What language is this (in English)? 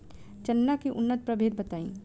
Bhojpuri